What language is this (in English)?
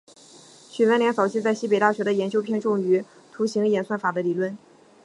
Chinese